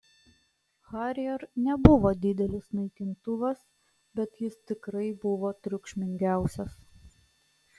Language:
Lithuanian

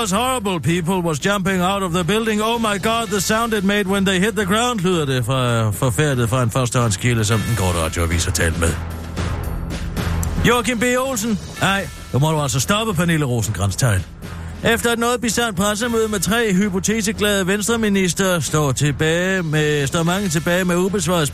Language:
Danish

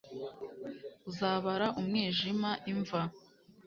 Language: Kinyarwanda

